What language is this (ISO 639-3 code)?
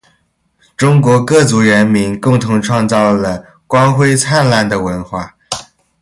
zho